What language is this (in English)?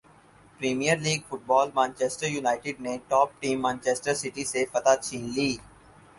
Urdu